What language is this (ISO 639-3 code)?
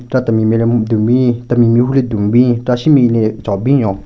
nre